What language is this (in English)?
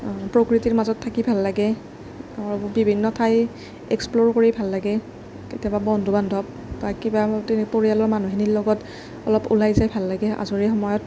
Assamese